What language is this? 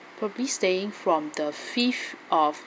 English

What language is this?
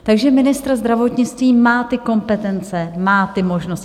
Czech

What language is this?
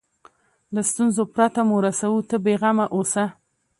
Pashto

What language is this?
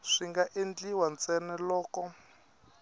Tsonga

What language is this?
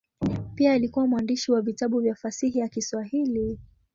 Swahili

